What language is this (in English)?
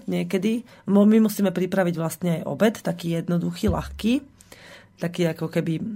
Slovak